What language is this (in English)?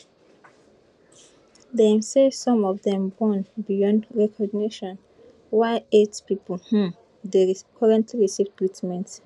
Nigerian Pidgin